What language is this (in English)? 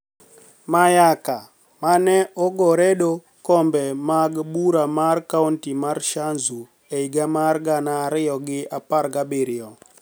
Luo (Kenya and Tanzania)